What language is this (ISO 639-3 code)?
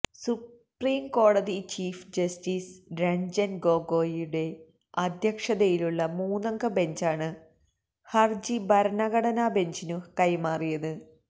mal